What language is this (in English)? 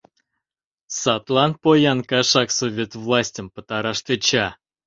Mari